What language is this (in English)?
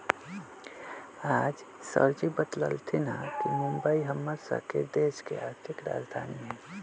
Magahi